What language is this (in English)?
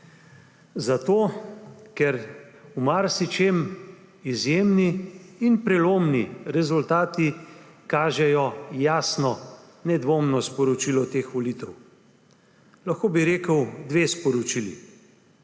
Slovenian